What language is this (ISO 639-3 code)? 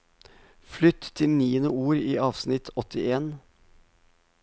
nor